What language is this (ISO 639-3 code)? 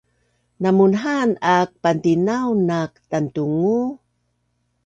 bnn